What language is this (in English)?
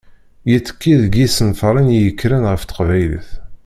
Kabyle